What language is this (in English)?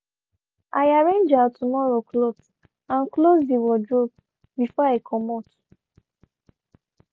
Nigerian Pidgin